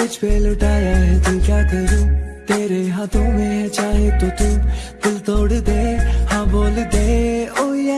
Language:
Hindi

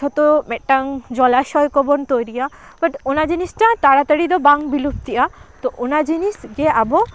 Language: Santali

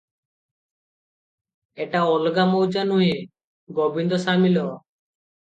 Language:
Odia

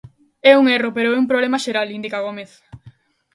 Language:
Galician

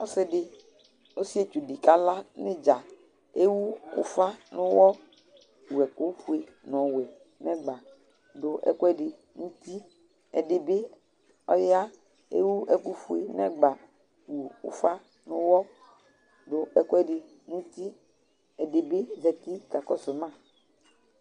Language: Ikposo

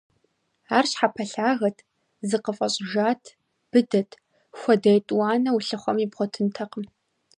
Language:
Kabardian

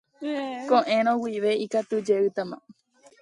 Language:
Guarani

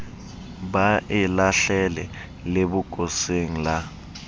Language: Southern Sotho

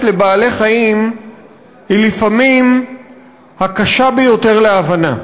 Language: Hebrew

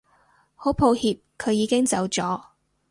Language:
Cantonese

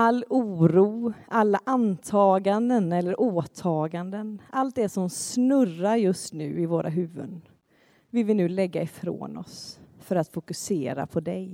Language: Swedish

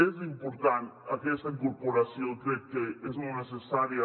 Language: Catalan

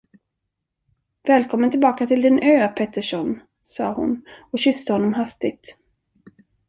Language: Swedish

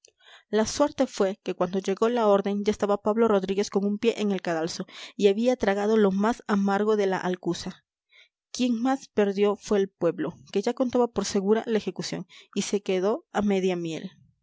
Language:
Spanish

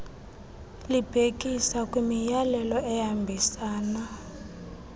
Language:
Xhosa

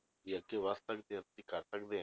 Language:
Punjabi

